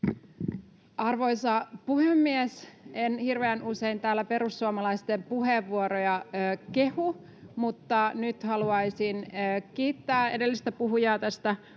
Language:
Finnish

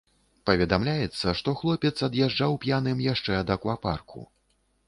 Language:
Belarusian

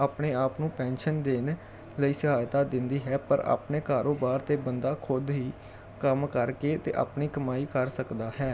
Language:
Punjabi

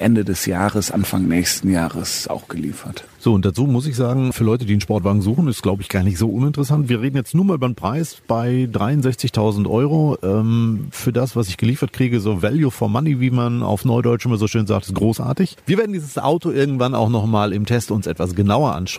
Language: German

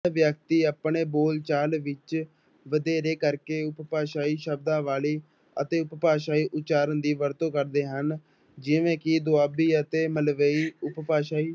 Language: Punjabi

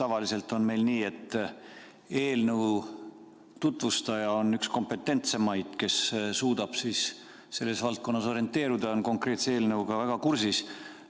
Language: Estonian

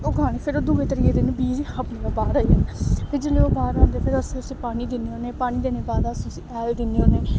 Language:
Dogri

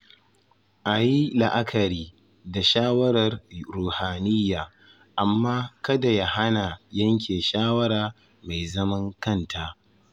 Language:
Hausa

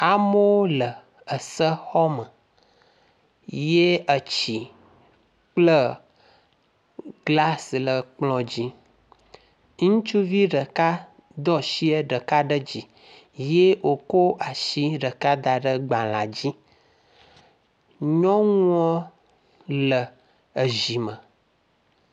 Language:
Ewe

